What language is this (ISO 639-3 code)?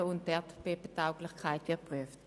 gsw